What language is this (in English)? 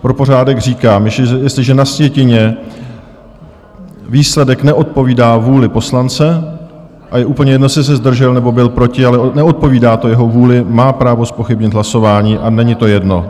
Czech